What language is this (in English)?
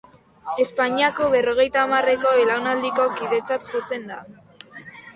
Basque